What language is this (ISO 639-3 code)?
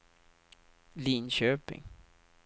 swe